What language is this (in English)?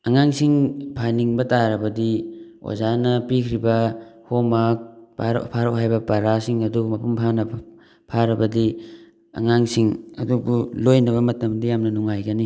Manipuri